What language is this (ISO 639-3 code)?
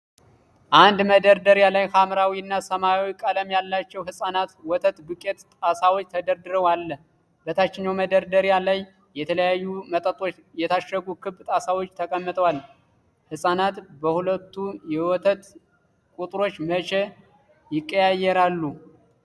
amh